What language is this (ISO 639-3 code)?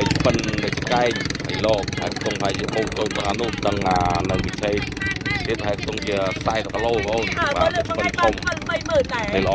tha